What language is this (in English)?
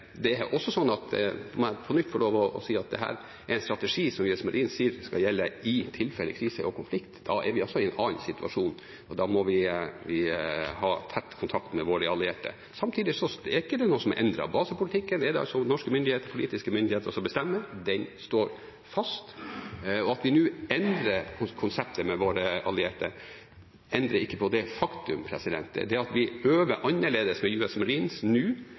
Norwegian Bokmål